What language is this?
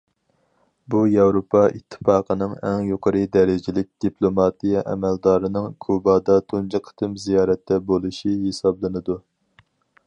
Uyghur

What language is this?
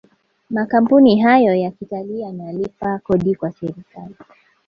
Swahili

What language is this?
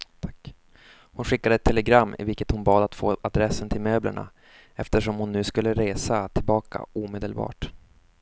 Swedish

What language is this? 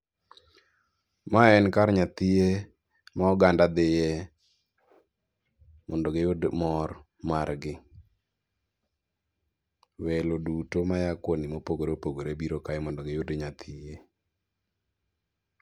Luo (Kenya and Tanzania)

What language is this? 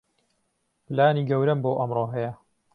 Central Kurdish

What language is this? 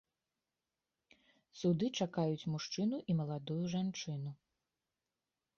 Belarusian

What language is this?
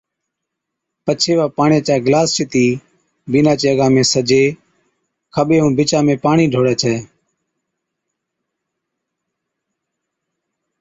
Od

